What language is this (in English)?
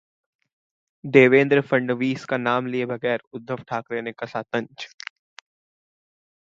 Hindi